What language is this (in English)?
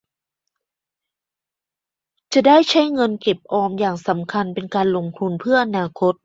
Thai